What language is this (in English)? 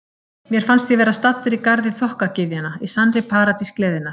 Icelandic